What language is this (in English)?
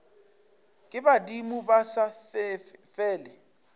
Northern Sotho